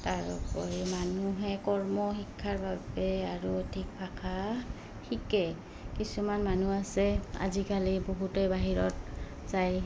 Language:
Assamese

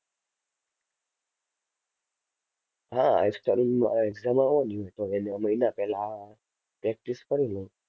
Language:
Gujarati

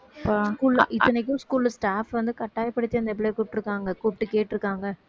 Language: Tamil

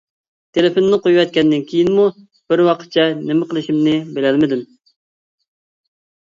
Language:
Uyghur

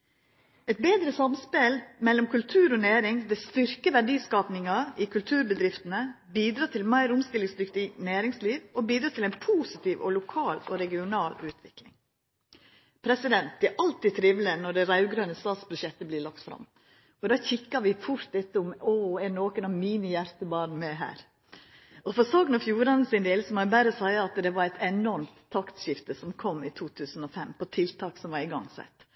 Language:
Norwegian Nynorsk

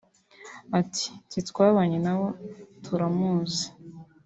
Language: Kinyarwanda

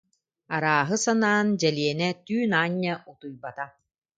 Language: Yakut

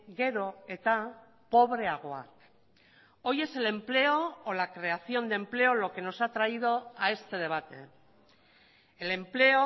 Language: Spanish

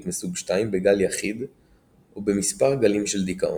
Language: Hebrew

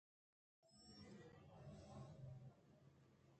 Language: Eastern Balochi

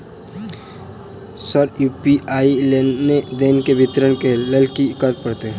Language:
Maithili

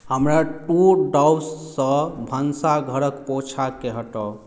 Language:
Maithili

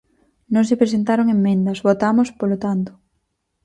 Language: Galician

